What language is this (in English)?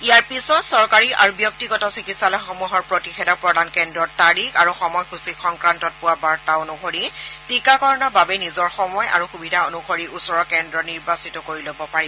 Assamese